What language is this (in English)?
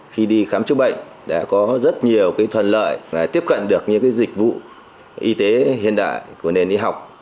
Vietnamese